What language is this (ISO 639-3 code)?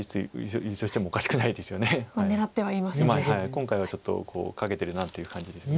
jpn